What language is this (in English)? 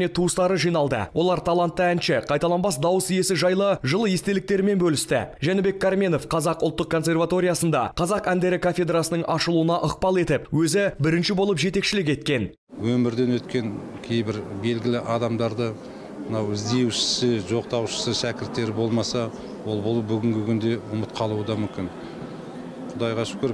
Russian